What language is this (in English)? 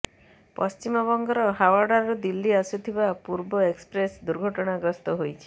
Odia